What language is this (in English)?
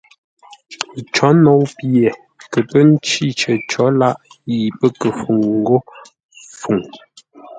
Ngombale